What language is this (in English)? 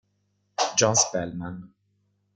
Italian